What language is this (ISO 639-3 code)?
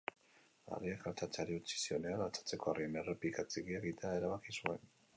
eus